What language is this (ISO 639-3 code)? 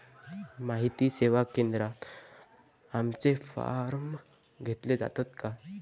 mar